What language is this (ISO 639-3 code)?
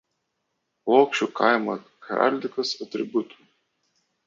lit